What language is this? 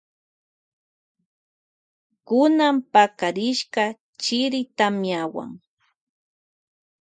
Loja Highland Quichua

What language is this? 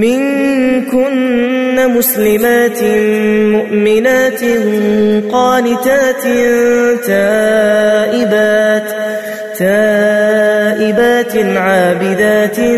Arabic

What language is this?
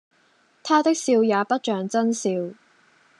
Cantonese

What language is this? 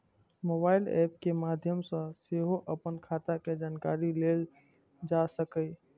Maithili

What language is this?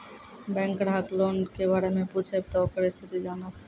Maithili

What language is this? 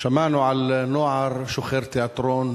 Hebrew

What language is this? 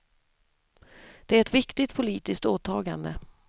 Swedish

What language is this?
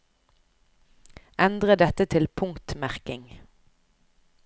Norwegian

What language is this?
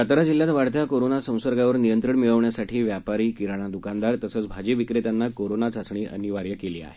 Marathi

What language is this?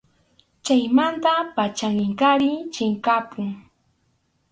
Arequipa-La Unión Quechua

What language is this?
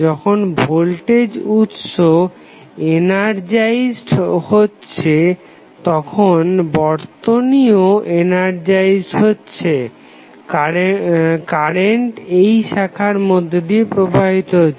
Bangla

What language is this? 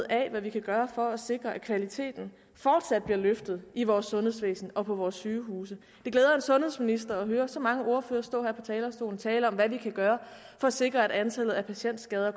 Danish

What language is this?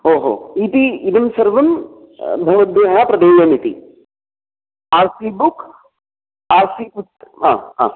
Sanskrit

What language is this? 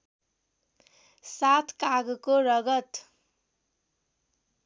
Nepali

